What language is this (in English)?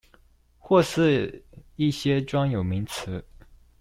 Chinese